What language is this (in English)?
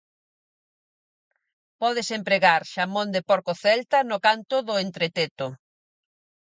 Galician